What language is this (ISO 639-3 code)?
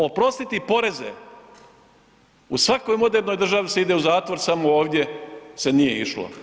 hrv